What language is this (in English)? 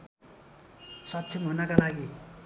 Nepali